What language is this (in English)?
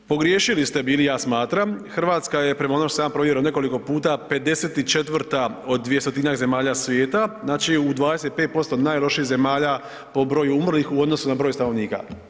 Croatian